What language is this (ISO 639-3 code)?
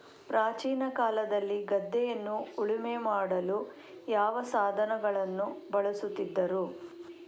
kan